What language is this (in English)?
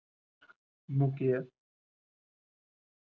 Gujarati